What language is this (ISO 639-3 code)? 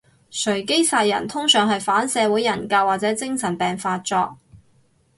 yue